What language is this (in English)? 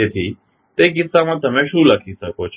Gujarati